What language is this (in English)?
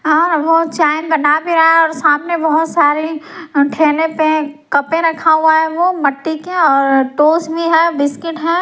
Hindi